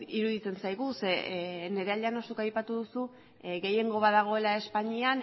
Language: Basque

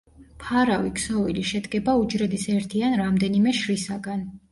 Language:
Georgian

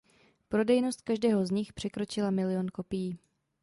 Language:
Czech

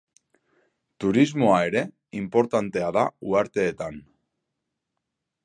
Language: Basque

